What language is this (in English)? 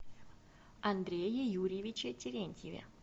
Russian